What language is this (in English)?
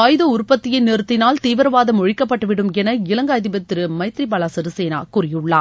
Tamil